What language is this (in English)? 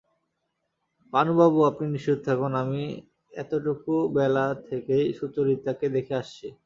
Bangla